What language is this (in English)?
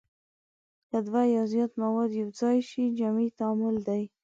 Pashto